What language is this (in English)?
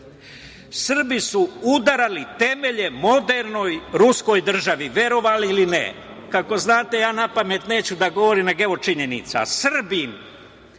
Serbian